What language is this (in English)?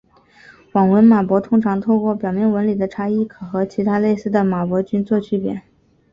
Chinese